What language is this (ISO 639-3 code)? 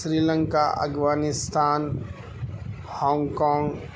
urd